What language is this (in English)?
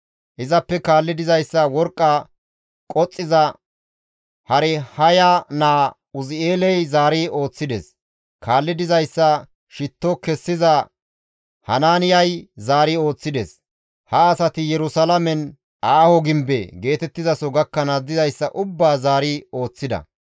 Gamo